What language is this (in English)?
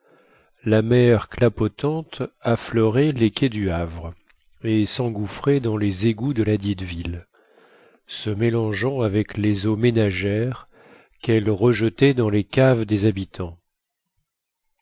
French